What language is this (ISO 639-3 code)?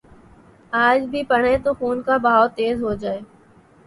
urd